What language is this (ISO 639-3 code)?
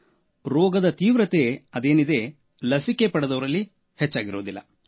kan